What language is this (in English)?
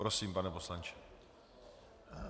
Czech